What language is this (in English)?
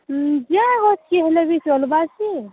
Odia